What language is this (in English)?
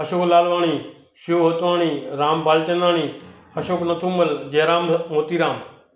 Sindhi